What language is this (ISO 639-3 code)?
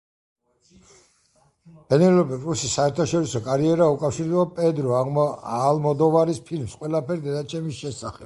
kat